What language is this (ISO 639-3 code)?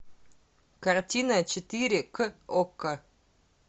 rus